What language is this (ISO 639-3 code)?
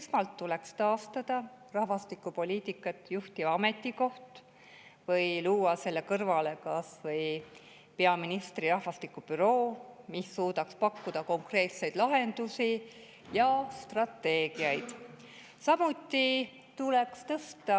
est